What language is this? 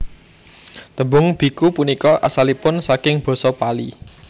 Javanese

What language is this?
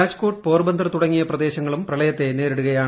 Malayalam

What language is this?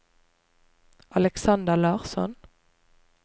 Norwegian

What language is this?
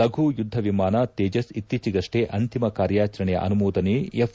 Kannada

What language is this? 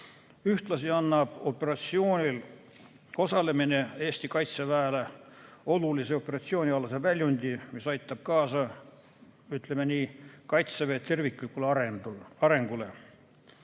Estonian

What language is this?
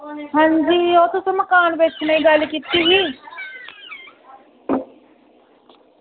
Dogri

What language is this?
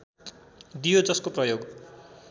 Nepali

